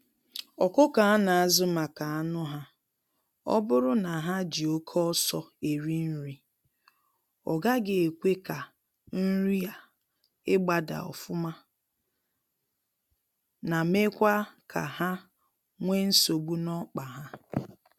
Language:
Igbo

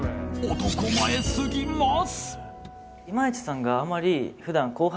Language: Japanese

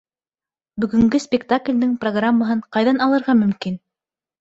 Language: Bashkir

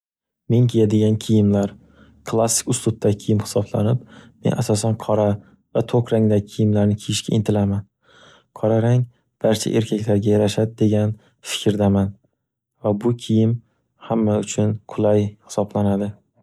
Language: Uzbek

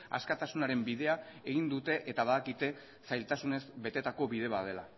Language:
Basque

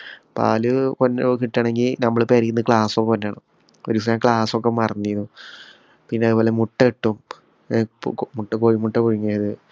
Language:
Malayalam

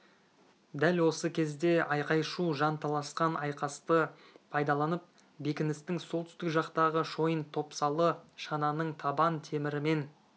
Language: Kazakh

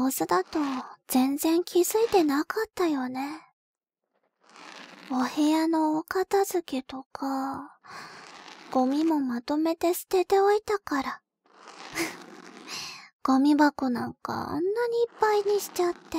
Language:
Japanese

